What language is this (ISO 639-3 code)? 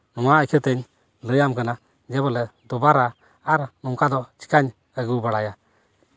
sat